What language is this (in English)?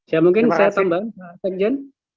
Indonesian